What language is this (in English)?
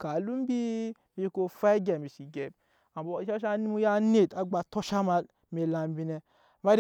Nyankpa